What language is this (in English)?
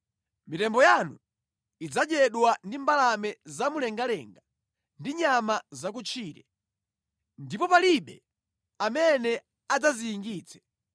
Nyanja